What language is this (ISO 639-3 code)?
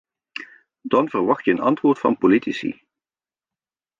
nld